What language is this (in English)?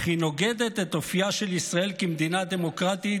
Hebrew